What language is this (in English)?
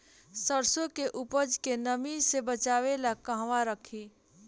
Bhojpuri